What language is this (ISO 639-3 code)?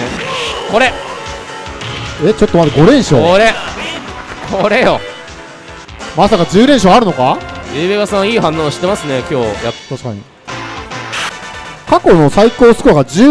jpn